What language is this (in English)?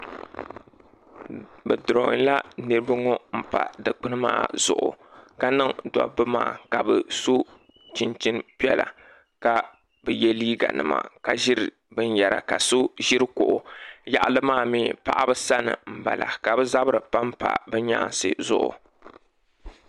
Dagbani